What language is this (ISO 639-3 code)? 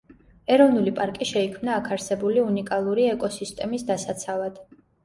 kat